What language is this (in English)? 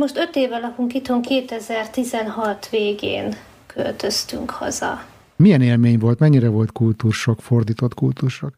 Hungarian